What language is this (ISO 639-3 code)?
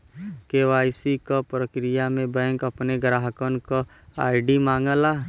bho